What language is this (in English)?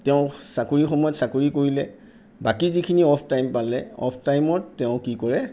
Assamese